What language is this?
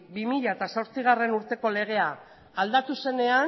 Basque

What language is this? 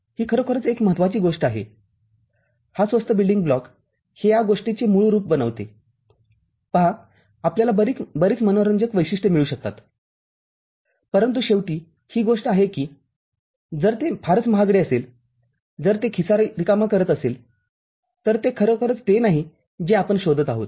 Marathi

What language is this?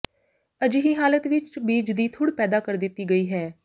Punjabi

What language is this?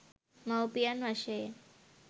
Sinhala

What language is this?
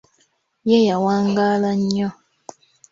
Ganda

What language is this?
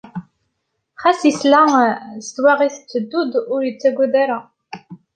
Kabyle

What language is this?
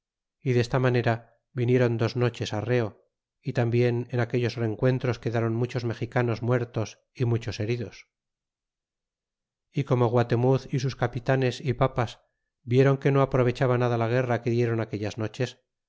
Spanish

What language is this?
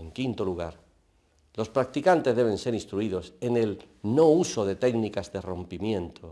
Spanish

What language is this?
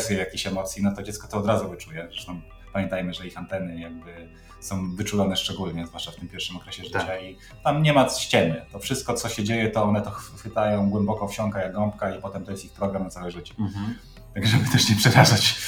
Polish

